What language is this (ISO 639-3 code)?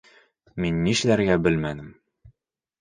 bak